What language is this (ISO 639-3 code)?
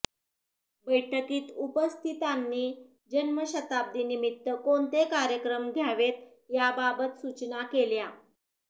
mar